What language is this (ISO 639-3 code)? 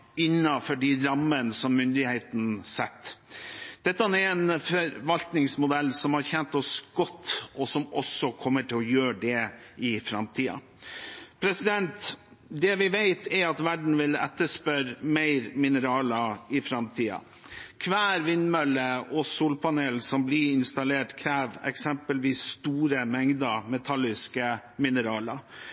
nob